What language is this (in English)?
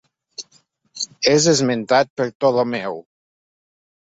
Catalan